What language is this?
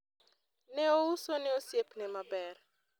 Luo (Kenya and Tanzania)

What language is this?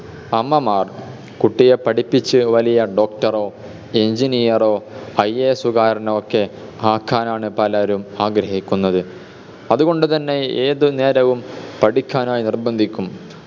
Malayalam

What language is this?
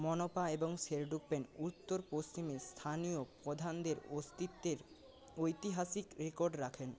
Bangla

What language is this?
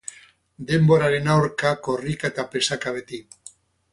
Basque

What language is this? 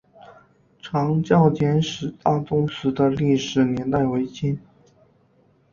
Chinese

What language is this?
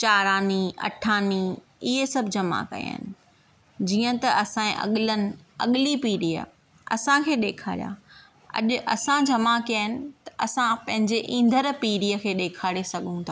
Sindhi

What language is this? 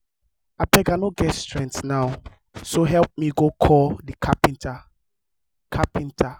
Nigerian Pidgin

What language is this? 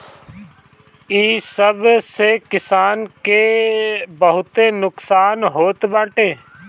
Bhojpuri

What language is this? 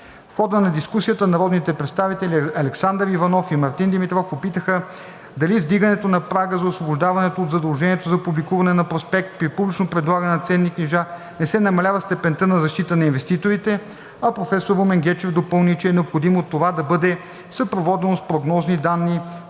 Bulgarian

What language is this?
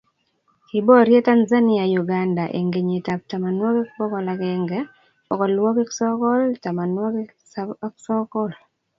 Kalenjin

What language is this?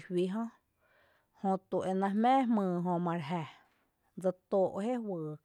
Tepinapa Chinantec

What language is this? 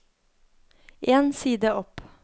Norwegian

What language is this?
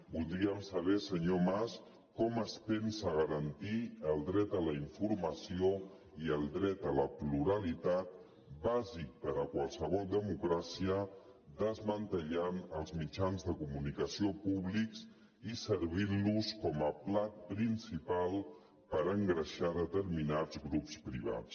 Catalan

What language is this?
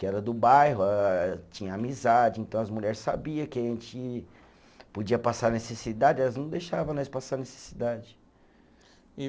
Portuguese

